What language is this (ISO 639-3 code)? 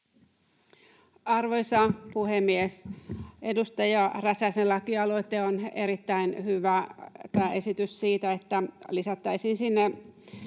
fin